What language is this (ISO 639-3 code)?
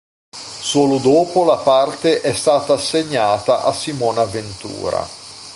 ita